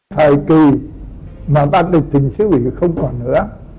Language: Vietnamese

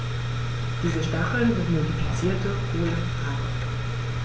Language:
German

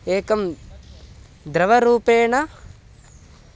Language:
Sanskrit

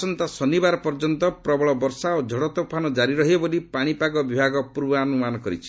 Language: Odia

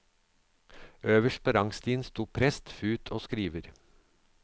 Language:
Norwegian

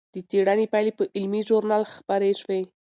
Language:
Pashto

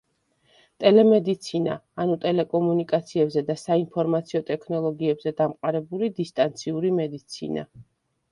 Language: Georgian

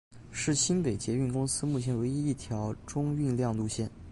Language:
Chinese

